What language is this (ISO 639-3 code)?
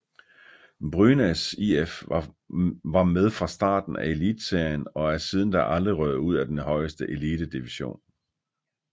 dan